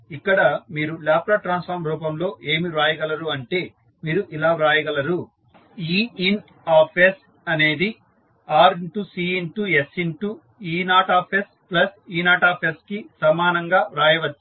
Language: Telugu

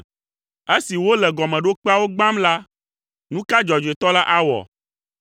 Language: Ewe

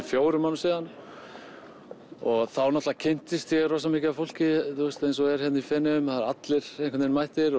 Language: Icelandic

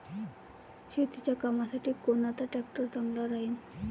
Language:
Marathi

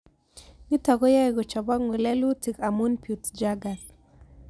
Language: Kalenjin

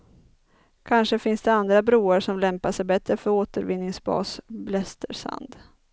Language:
Swedish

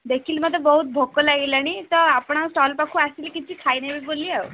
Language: Odia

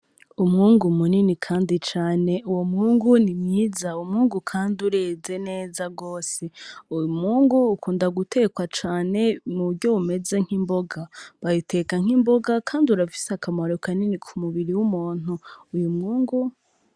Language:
Rundi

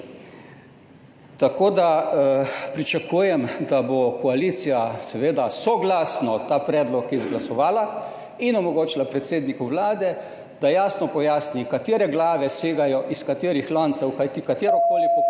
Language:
Slovenian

